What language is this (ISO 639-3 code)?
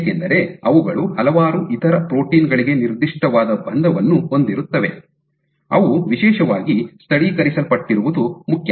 kan